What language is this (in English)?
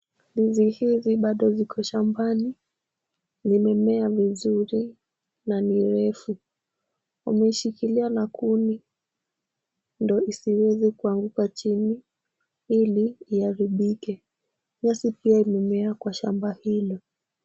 Swahili